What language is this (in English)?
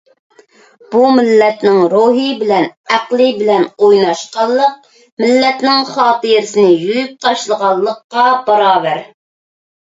Uyghur